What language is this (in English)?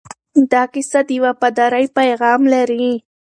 Pashto